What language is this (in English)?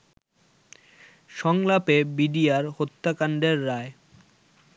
Bangla